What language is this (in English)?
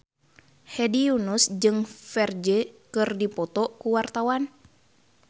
Sundanese